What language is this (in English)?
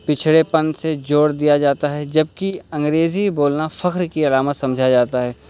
Urdu